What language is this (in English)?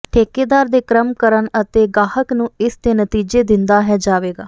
Punjabi